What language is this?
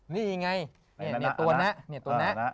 Thai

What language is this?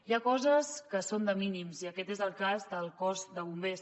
Catalan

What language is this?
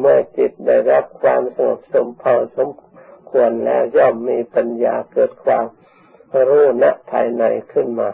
Thai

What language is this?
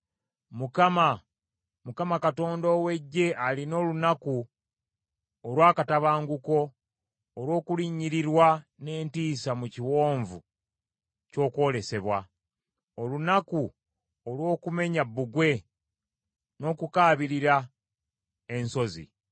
Ganda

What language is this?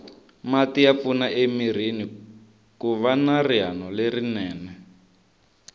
Tsonga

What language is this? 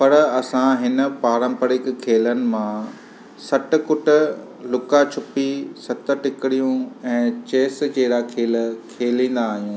Sindhi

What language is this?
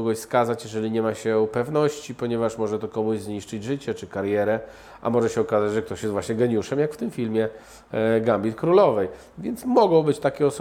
Polish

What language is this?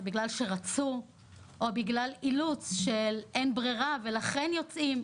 Hebrew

